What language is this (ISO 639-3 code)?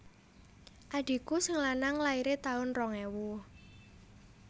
jav